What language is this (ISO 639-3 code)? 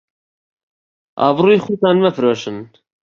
ckb